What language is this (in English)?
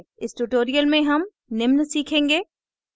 Hindi